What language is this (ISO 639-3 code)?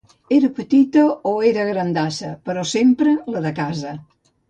cat